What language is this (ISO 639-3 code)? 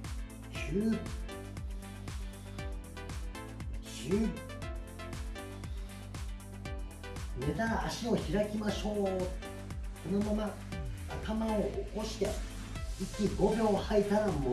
jpn